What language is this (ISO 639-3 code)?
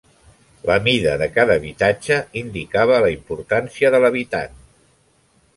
cat